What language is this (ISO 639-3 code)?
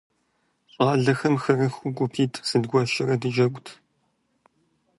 kbd